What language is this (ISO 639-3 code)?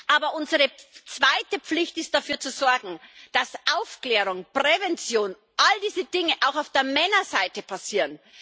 deu